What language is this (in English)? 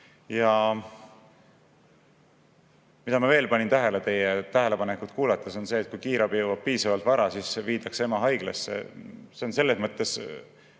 Estonian